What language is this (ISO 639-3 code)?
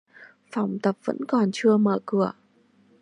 vie